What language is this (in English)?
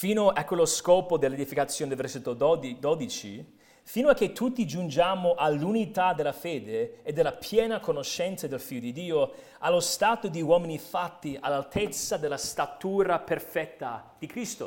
Italian